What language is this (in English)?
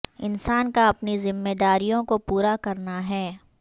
Urdu